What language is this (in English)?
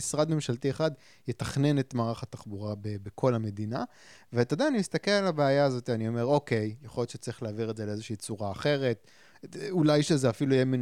Hebrew